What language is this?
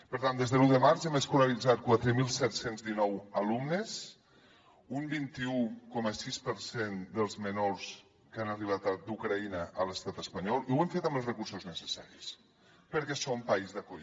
Catalan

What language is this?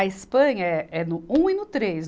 Portuguese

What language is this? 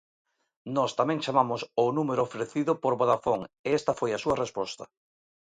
Galician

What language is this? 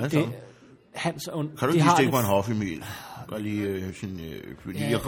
Danish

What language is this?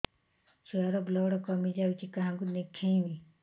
Odia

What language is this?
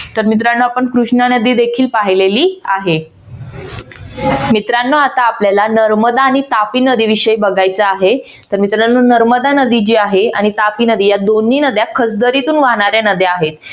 Marathi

